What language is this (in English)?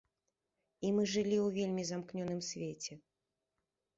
Belarusian